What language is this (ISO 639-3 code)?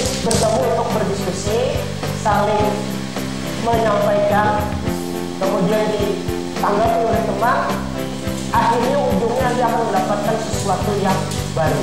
ind